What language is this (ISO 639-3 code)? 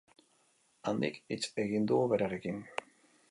eus